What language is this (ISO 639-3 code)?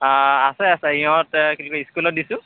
asm